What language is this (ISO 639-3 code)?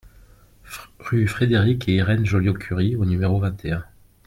fra